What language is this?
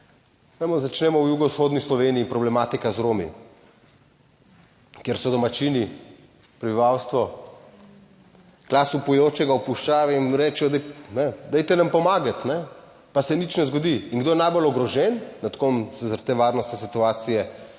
Slovenian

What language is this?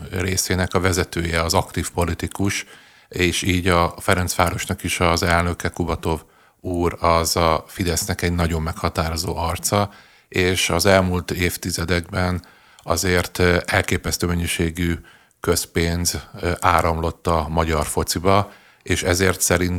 Hungarian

